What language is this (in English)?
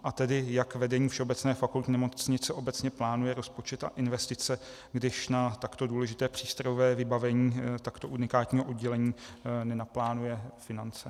Czech